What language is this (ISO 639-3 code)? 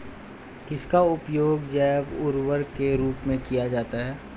hin